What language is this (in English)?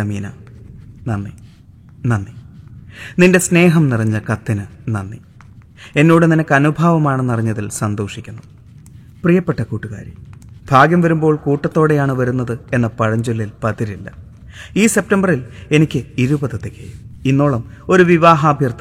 Malayalam